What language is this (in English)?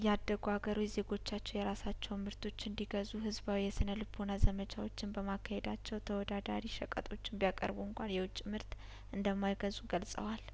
Amharic